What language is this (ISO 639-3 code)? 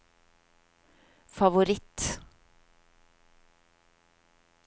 nor